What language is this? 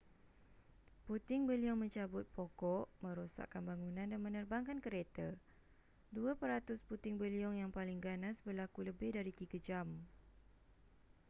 Malay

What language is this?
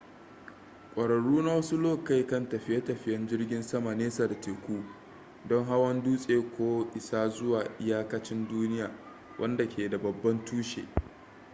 Hausa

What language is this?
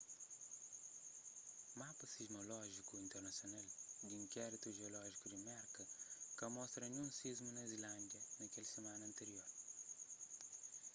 Kabuverdianu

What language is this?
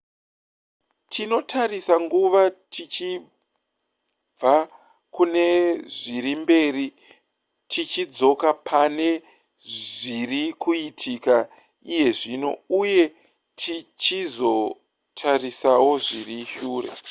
Shona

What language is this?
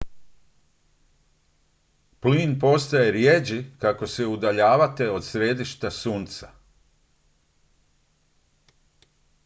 Croatian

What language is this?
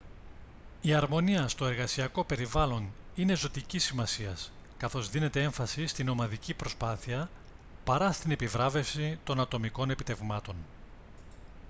Greek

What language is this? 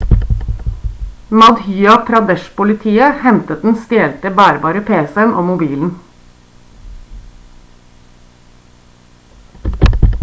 Norwegian Bokmål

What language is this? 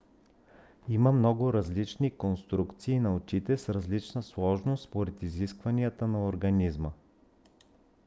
Bulgarian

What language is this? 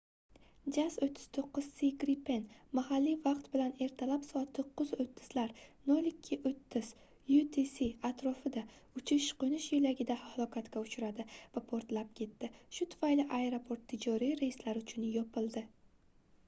Uzbek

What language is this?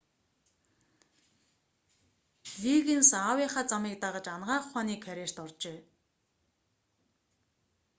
Mongolian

